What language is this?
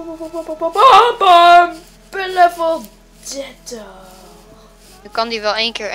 Dutch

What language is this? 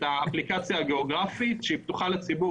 Hebrew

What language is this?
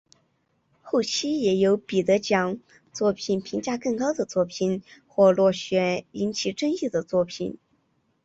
Chinese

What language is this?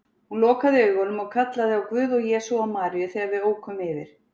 Icelandic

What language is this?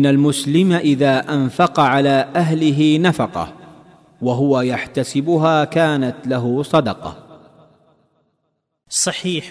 Urdu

